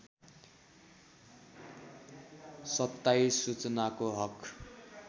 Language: Nepali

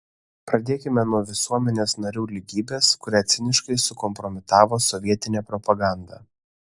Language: Lithuanian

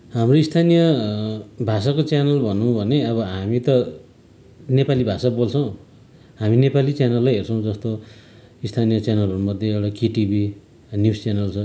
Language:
Nepali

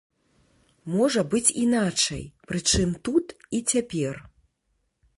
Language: Belarusian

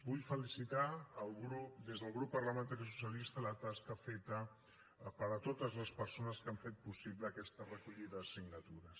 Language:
Catalan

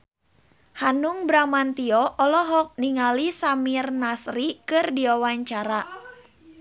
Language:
Sundanese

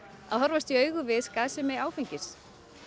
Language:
Icelandic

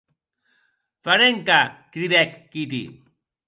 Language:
Occitan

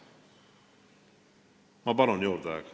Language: Estonian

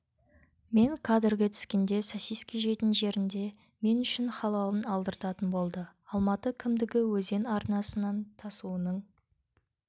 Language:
Kazakh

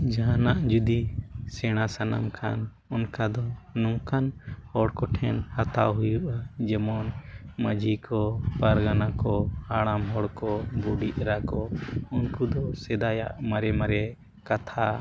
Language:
Santali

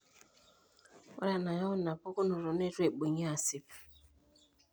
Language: Masai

